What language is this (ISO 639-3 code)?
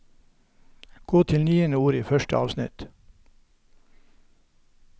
nor